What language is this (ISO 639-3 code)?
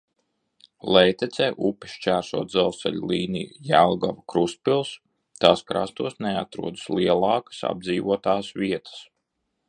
lav